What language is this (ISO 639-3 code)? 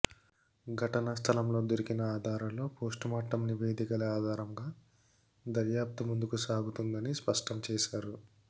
tel